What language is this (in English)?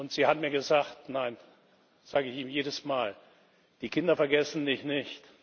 German